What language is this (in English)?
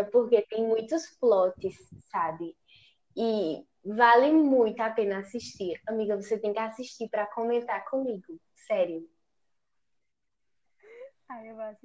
Portuguese